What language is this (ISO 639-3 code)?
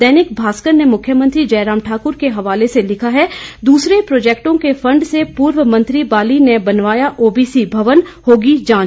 hin